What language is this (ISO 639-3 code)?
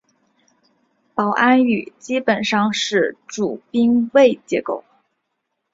zho